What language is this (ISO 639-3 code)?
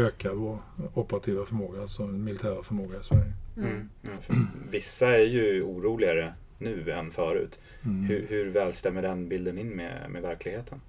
swe